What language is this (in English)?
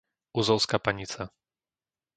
Slovak